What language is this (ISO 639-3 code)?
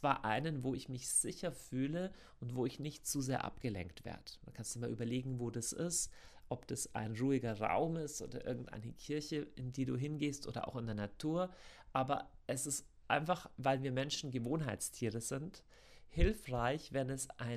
deu